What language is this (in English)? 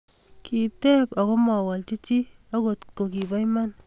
Kalenjin